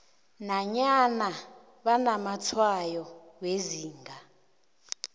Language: South Ndebele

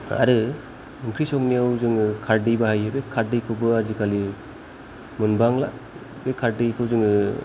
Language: Bodo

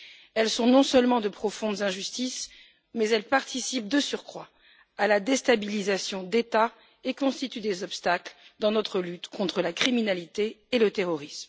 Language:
French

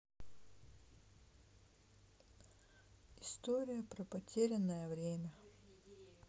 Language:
Russian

